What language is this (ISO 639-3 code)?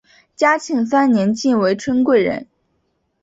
zho